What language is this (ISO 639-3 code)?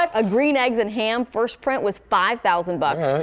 eng